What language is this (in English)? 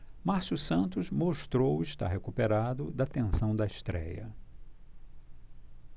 Portuguese